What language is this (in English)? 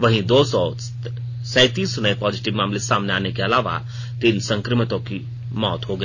Hindi